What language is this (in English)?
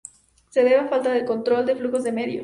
Spanish